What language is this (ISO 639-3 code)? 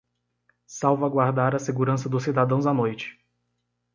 por